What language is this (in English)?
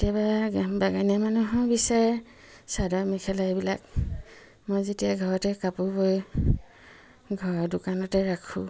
Assamese